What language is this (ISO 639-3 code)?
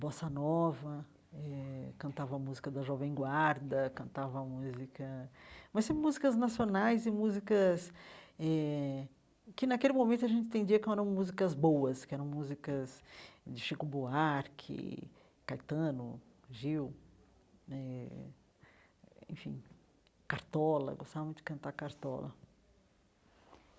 por